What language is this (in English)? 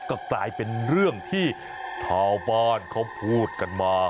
Thai